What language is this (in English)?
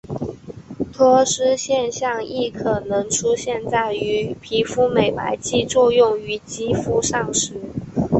Chinese